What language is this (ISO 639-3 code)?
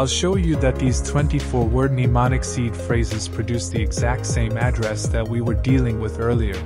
eng